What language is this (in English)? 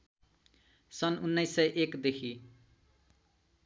Nepali